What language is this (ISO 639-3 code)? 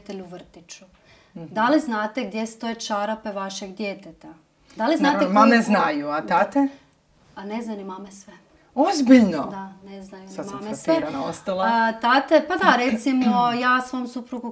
hrv